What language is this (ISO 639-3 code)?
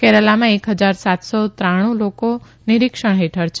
guj